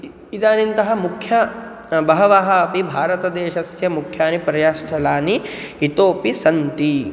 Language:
Sanskrit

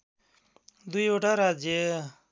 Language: Nepali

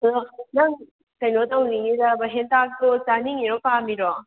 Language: Manipuri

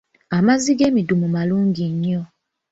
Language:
Ganda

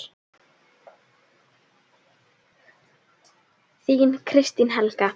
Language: Icelandic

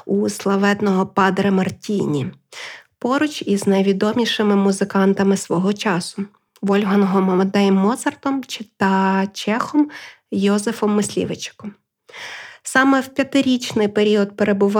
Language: Ukrainian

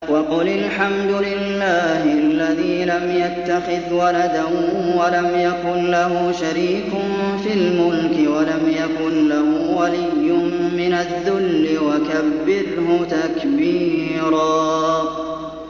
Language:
Arabic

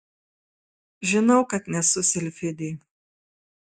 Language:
Lithuanian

